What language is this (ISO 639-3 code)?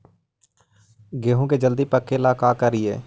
mag